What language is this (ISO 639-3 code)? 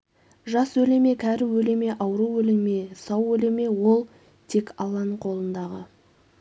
kaz